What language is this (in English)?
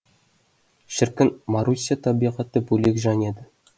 Kazakh